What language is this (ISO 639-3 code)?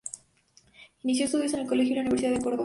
spa